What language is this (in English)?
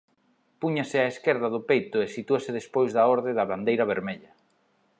Galician